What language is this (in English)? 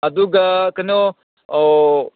Manipuri